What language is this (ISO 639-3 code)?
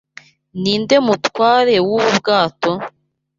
kin